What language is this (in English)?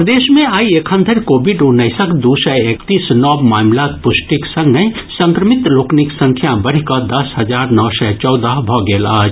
Maithili